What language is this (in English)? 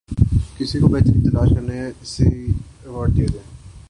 Urdu